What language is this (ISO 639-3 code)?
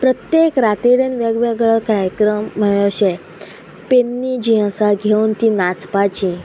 kok